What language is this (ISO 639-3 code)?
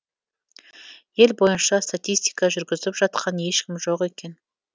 kaz